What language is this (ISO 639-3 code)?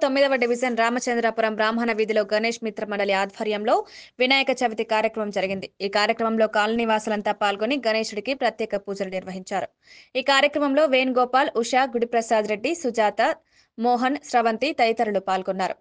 tel